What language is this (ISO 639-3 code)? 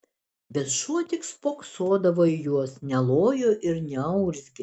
lit